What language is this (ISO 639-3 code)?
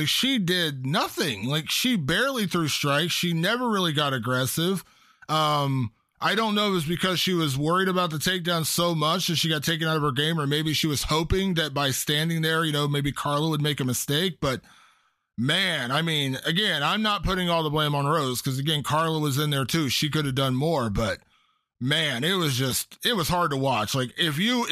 eng